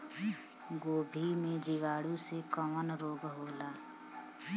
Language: Bhojpuri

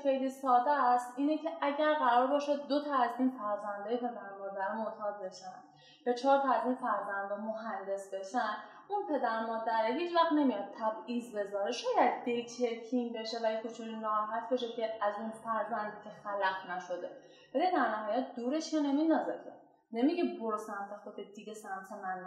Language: Persian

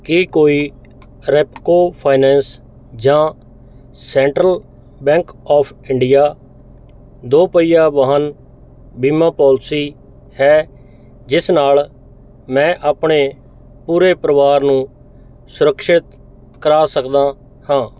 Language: Punjabi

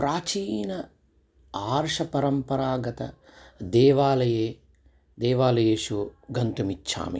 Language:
Sanskrit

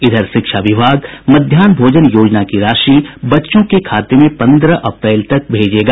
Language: Hindi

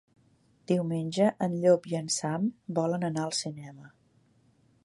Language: Catalan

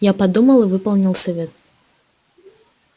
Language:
Russian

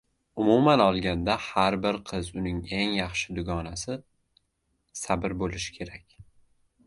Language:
Uzbek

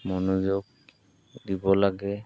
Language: Assamese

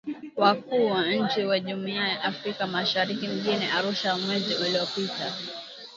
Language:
Swahili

